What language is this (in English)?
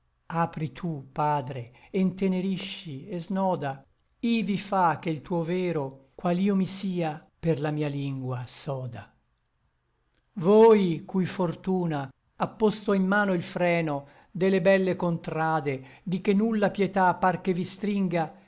Italian